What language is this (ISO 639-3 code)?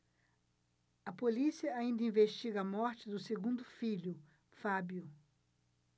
por